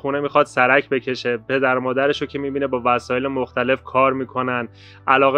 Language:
Persian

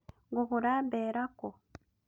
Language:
Kikuyu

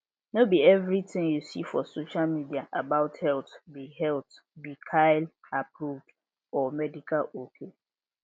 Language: Nigerian Pidgin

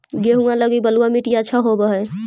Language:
Magahi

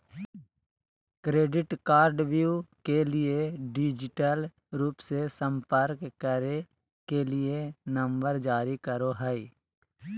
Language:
Magahi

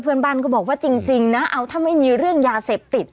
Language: Thai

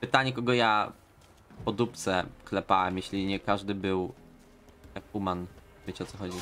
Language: Polish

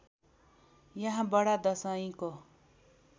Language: Nepali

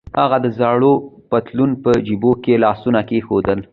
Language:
Pashto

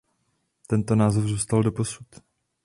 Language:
Czech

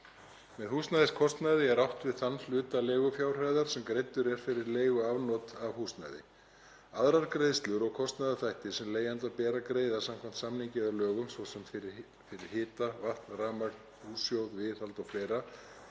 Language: Icelandic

